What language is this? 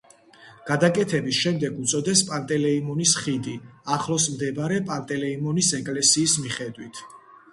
Georgian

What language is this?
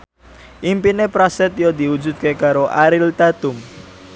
Javanese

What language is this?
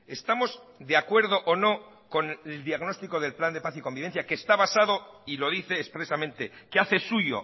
Spanish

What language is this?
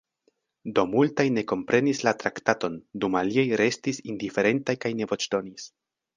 Esperanto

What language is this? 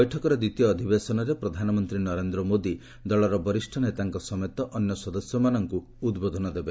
Odia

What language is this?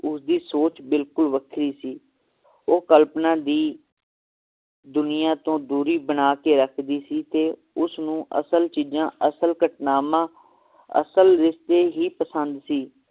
Punjabi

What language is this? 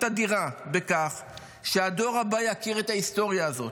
Hebrew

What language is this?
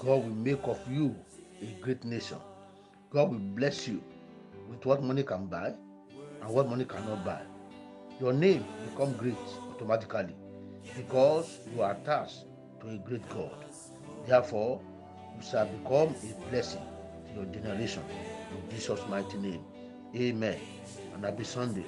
English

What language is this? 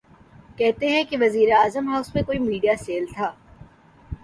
Urdu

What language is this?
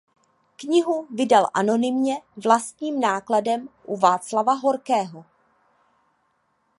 Czech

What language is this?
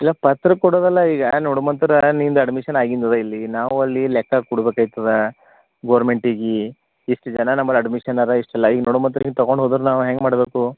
Kannada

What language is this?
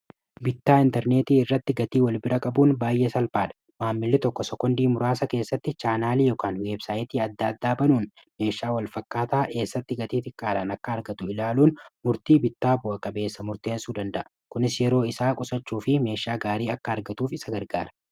Oromo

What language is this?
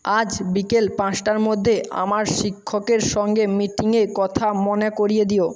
Bangla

